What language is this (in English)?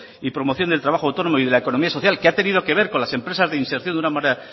Spanish